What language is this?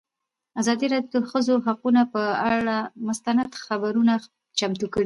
Pashto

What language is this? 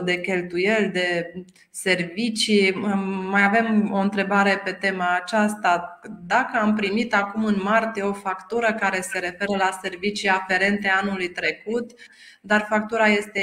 Romanian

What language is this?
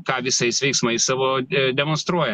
Lithuanian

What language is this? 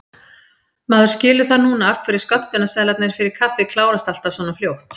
Icelandic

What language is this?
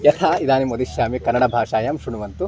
Sanskrit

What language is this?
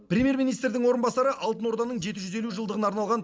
Kazakh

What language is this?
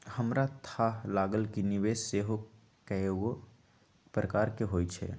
Magahi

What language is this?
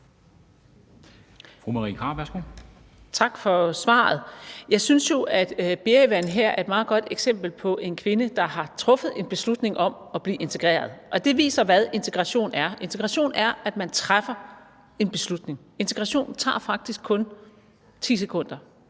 Danish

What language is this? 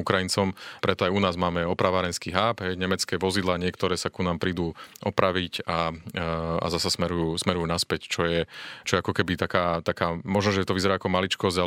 Slovak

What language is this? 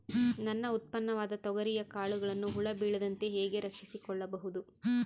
Kannada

